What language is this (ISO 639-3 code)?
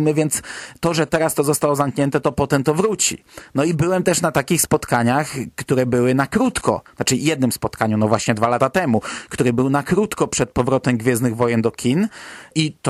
pol